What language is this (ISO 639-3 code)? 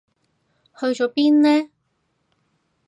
yue